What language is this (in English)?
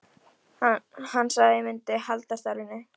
Icelandic